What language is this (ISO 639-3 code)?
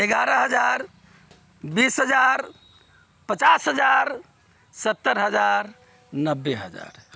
mai